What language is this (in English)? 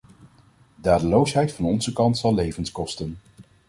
Dutch